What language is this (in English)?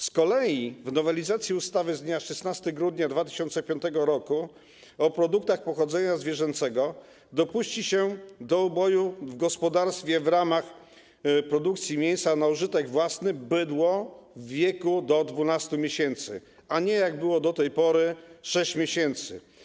Polish